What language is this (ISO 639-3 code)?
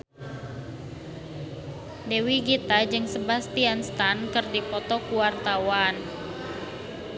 sun